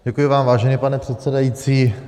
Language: Czech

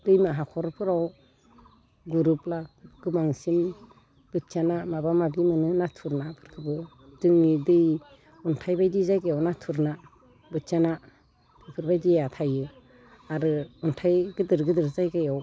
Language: Bodo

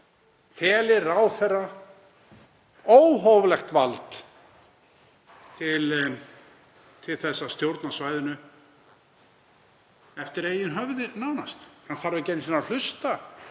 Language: Icelandic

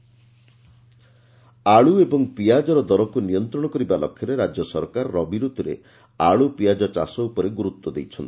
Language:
Odia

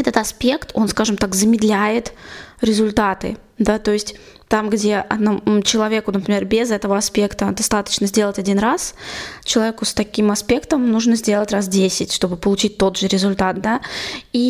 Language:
Russian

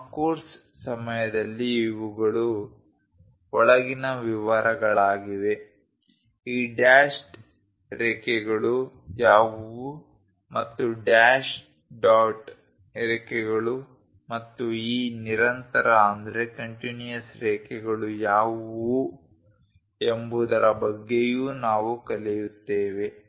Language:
Kannada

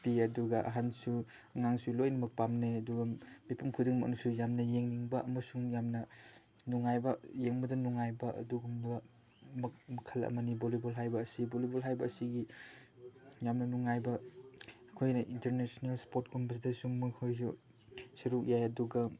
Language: Manipuri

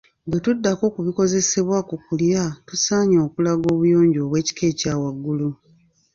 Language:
Ganda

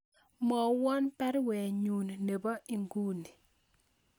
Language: Kalenjin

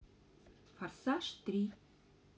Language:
Russian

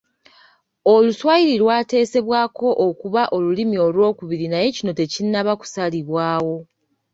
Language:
Ganda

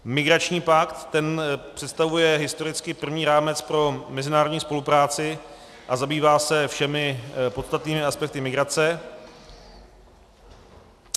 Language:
Czech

